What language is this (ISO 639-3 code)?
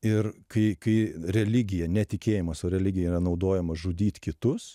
lit